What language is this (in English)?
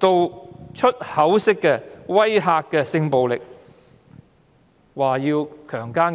Cantonese